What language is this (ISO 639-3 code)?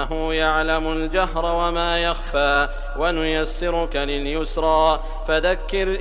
ara